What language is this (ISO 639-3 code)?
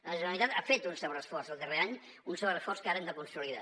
cat